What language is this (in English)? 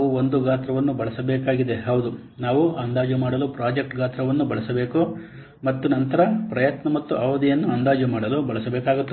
Kannada